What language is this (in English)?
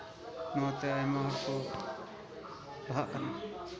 Santali